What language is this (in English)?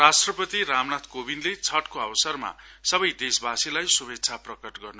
Nepali